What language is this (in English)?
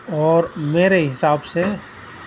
Urdu